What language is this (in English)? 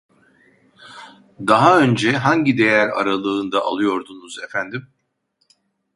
Turkish